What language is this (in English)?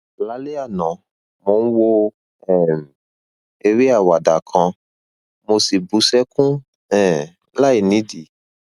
Yoruba